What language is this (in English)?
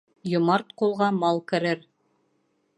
Bashkir